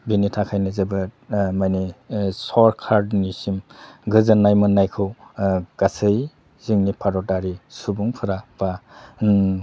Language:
Bodo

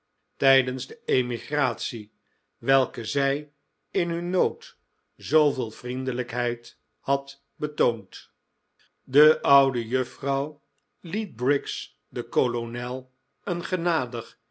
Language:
Dutch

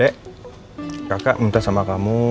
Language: Indonesian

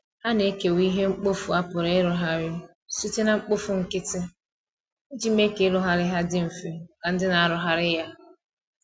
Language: Igbo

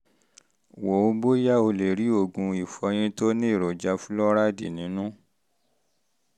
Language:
Yoruba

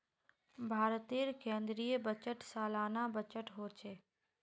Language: Magahi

